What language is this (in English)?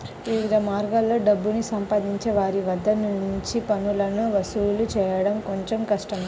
Telugu